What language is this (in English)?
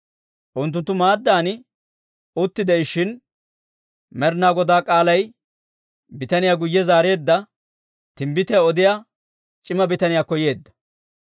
Dawro